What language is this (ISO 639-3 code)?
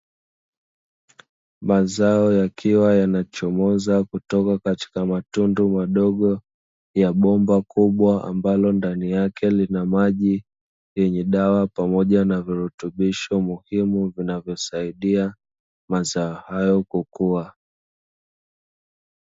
swa